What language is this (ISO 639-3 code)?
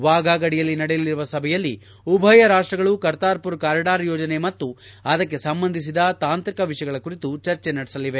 kan